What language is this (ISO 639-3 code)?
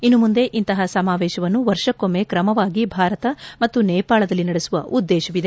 kan